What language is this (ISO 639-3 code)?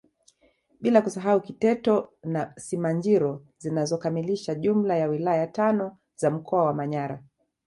swa